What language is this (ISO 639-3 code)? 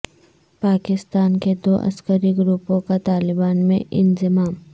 urd